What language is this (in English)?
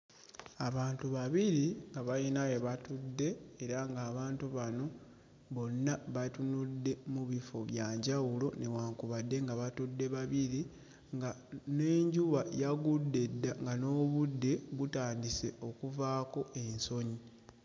Ganda